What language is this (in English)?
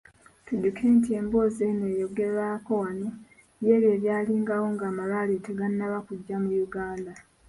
Ganda